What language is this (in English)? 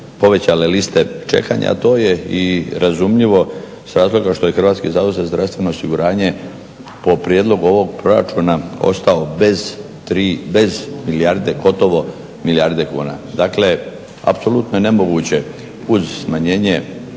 Croatian